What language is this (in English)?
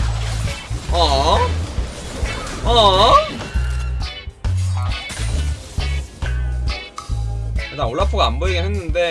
Korean